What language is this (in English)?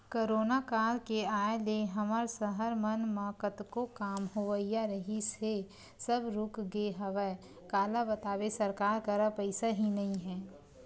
Chhattisgarhi